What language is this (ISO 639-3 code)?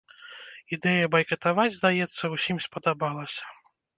bel